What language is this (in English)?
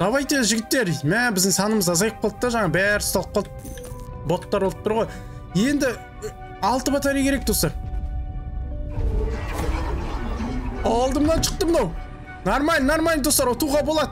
Turkish